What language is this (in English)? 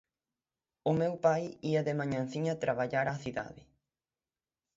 Galician